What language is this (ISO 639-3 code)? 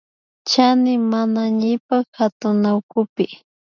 qvi